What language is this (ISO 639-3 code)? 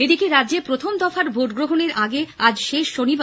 ben